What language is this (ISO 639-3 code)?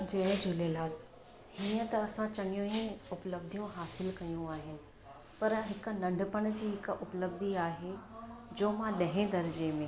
snd